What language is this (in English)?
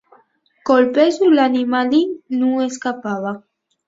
Asturian